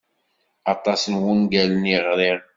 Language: Kabyle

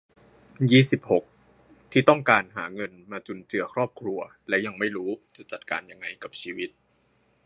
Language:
Thai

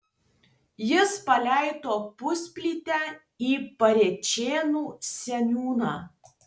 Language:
Lithuanian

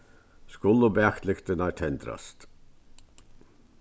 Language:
Faroese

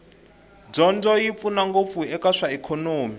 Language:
Tsonga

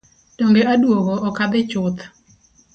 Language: Luo (Kenya and Tanzania)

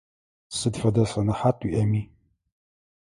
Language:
Adyghe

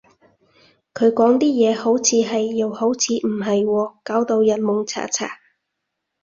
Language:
Cantonese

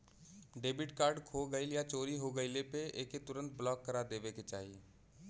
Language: Bhojpuri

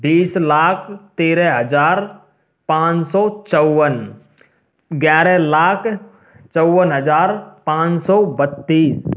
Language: Hindi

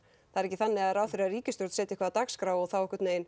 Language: Icelandic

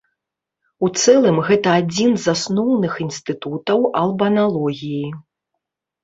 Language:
Belarusian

